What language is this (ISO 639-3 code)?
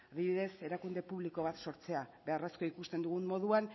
eus